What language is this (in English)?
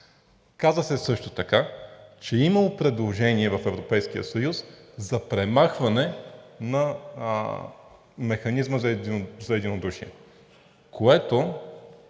Bulgarian